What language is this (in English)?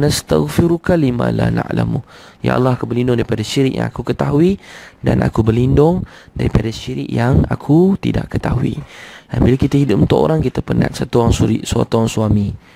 Malay